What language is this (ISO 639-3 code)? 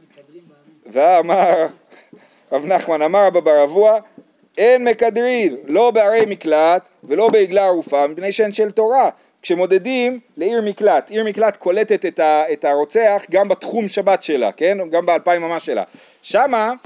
heb